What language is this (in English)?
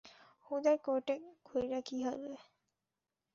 Bangla